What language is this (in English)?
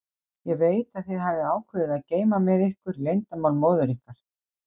Icelandic